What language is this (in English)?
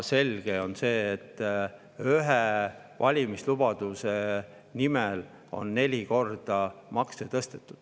Estonian